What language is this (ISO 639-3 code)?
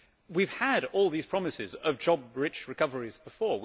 eng